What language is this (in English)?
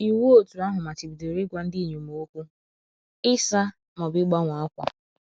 Igbo